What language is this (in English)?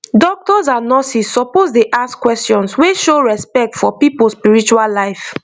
Nigerian Pidgin